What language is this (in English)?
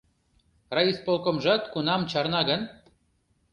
Mari